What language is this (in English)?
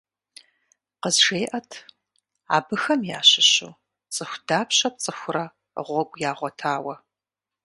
Kabardian